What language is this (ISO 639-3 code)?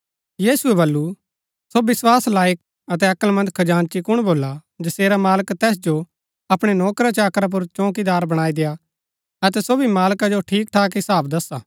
gbk